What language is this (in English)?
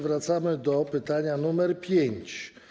Polish